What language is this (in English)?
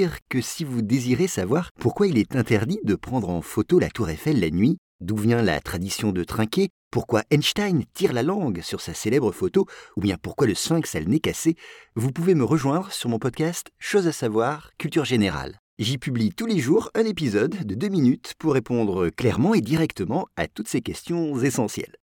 French